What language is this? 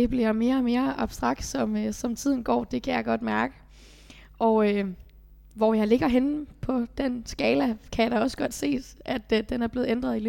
Danish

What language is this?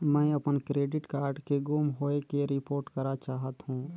Chhattisgarhi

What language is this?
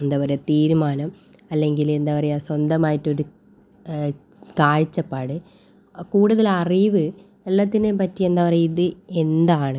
Malayalam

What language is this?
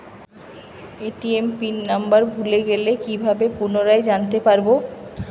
Bangla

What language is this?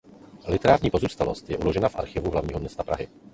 Czech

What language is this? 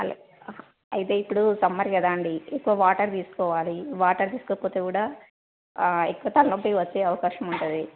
Telugu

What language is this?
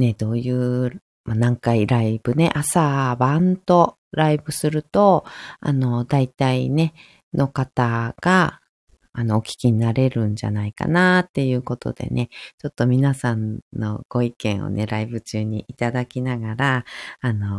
Japanese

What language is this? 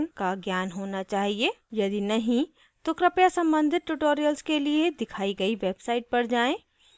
Hindi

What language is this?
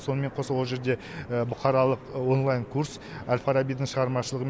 Kazakh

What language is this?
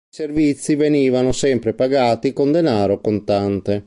Italian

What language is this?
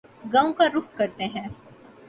Urdu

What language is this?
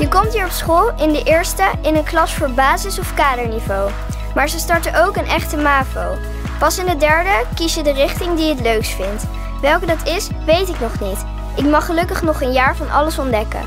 Dutch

